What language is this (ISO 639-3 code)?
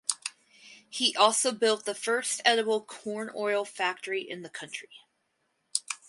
eng